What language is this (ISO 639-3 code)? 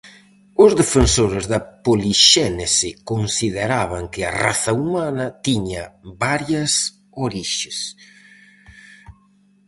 glg